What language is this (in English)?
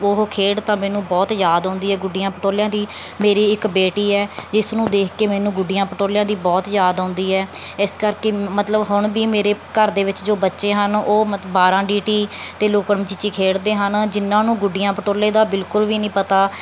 Punjabi